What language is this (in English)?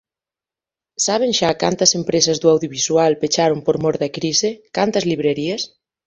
Galician